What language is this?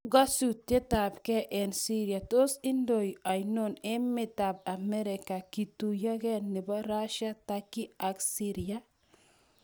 Kalenjin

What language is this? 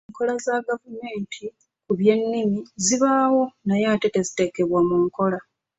Ganda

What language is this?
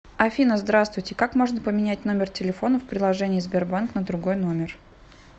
Russian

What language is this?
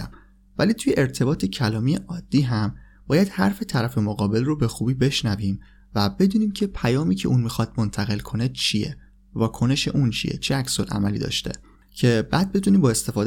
Persian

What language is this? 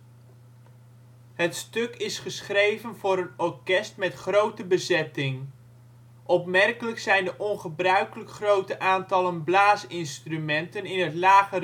Dutch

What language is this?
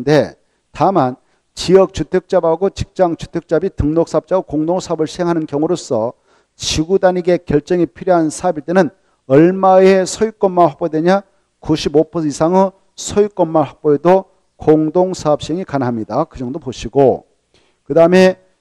Korean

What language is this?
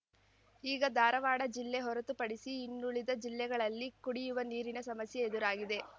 Kannada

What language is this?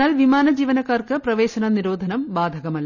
Malayalam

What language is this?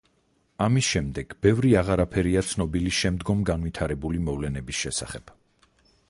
Georgian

